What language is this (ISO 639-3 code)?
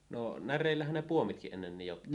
fin